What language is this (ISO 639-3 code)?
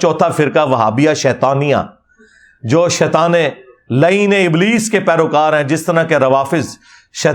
urd